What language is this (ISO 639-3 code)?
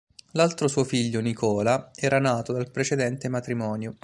ita